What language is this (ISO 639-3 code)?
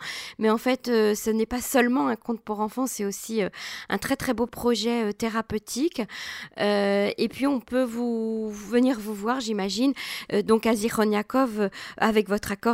fra